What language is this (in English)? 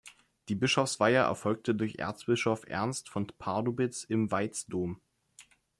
German